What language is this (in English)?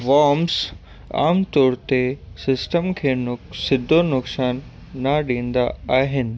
Sindhi